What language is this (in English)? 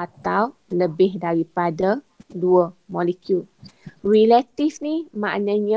Malay